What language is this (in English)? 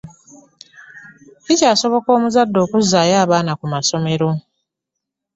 Ganda